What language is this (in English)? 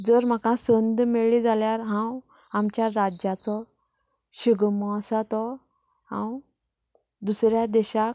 Konkani